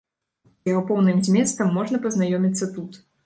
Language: Belarusian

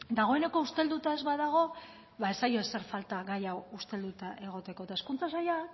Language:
Basque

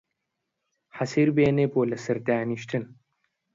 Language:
Central Kurdish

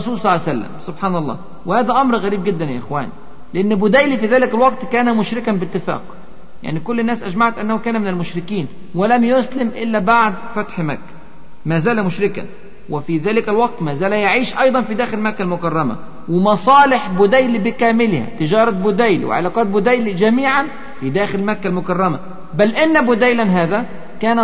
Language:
Arabic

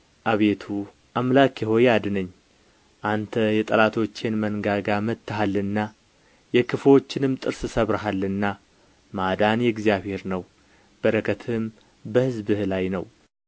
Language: Amharic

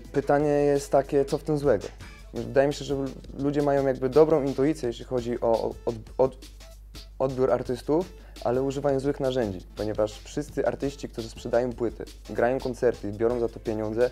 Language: Polish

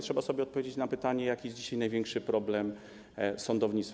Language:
Polish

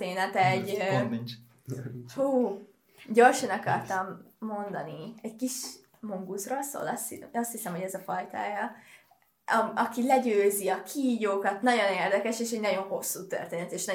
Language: Hungarian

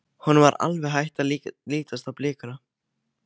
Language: Icelandic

